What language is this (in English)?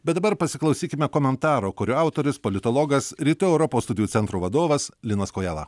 Lithuanian